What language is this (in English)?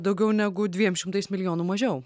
Lithuanian